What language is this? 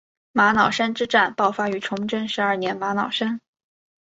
Chinese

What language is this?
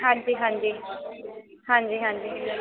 Punjabi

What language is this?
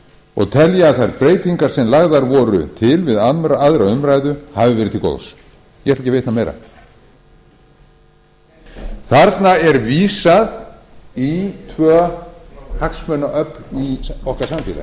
Icelandic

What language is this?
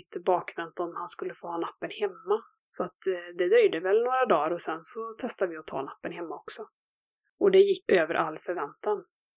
Swedish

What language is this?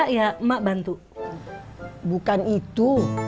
Indonesian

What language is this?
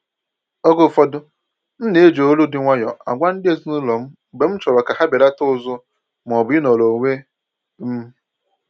Igbo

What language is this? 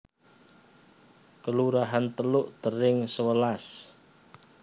Javanese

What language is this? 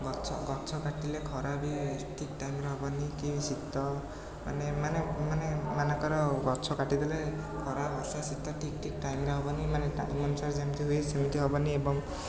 Odia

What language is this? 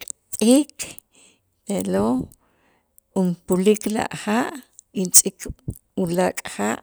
Itzá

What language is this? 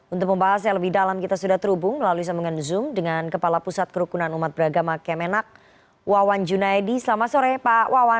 Indonesian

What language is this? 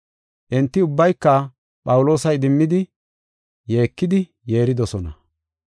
Gofa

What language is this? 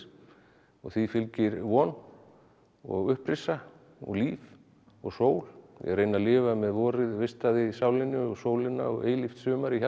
Icelandic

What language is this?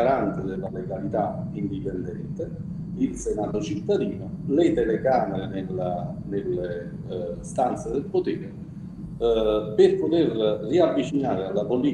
Italian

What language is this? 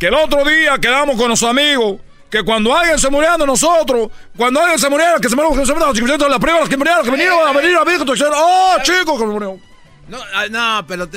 Spanish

